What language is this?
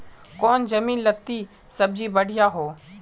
Magahi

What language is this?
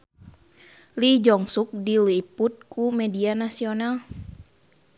Sundanese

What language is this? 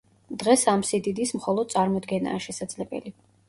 Georgian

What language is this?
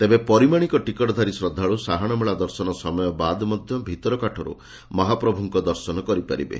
Odia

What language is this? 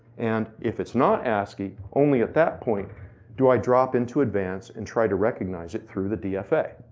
English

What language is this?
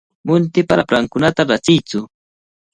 Cajatambo North Lima Quechua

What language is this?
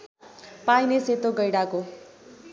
Nepali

